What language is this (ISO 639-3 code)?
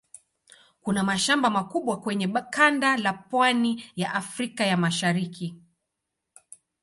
swa